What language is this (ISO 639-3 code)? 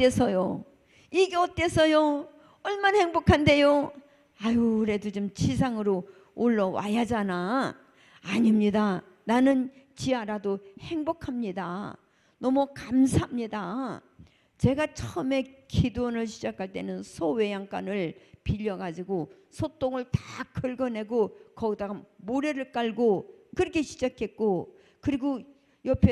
kor